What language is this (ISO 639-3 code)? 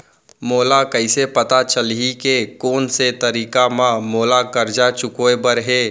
hne